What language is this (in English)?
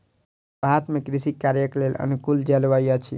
Maithili